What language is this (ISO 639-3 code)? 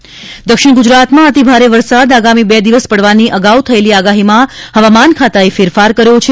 guj